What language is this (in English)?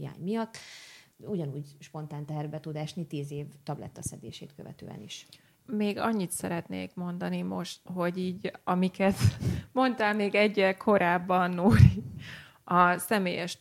Hungarian